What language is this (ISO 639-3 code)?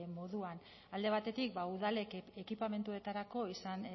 eus